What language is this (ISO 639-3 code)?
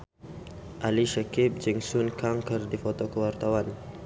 sun